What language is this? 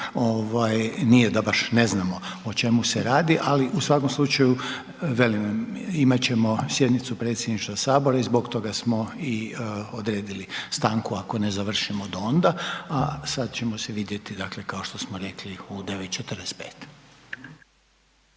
Croatian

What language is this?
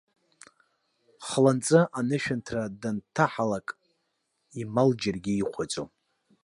Abkhazian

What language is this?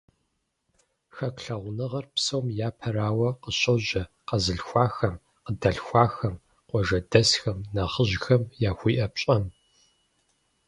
Kabardian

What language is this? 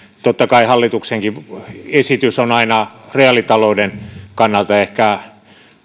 Finnish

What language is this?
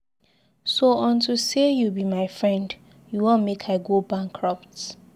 Nigerian Pidgin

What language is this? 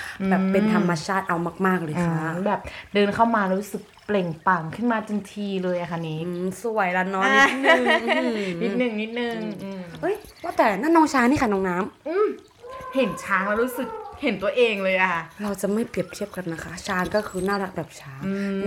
Thai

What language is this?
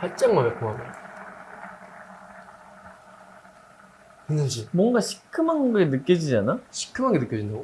Korean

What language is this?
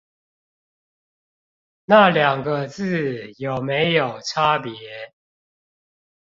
Chinese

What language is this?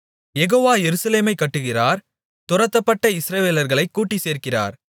Tamil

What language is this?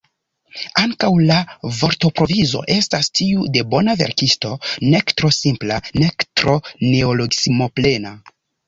Esperanto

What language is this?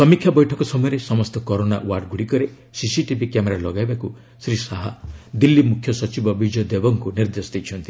Odia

